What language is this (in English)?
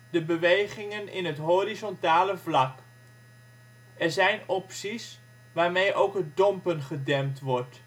Dutch